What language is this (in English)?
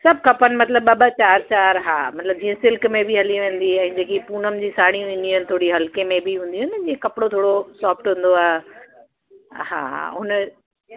Sindhi